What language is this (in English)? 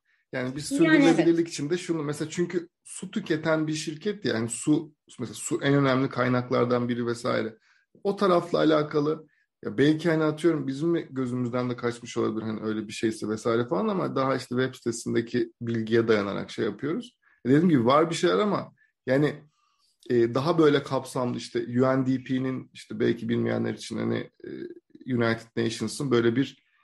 Turkish